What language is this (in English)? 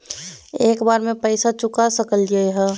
Magahi